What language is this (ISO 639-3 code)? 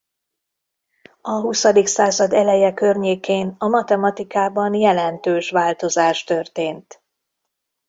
hun